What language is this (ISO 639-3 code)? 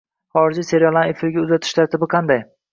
uzb